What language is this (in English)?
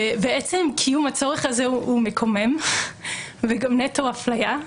Hebrew